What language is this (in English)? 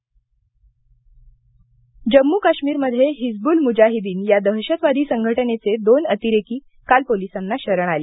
Marathi